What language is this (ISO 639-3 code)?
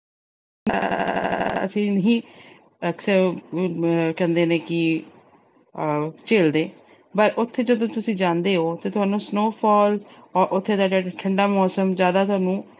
pan